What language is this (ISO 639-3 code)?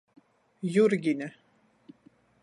ltg